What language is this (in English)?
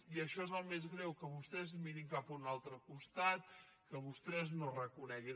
Catalan